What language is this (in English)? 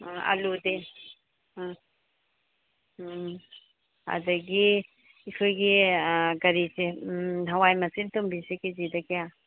Manipuri